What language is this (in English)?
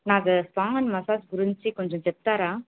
Telugu